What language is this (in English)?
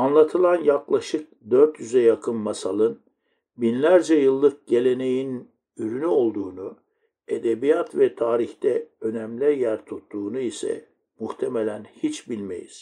Turkish